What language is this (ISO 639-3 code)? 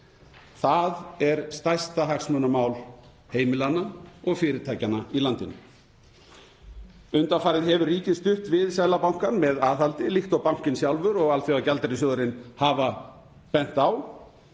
isl